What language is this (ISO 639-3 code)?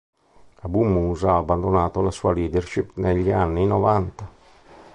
ita